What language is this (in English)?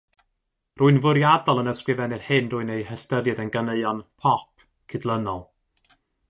Welsh